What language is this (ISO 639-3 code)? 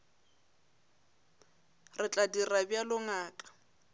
nso